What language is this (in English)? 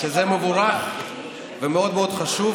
Hebrew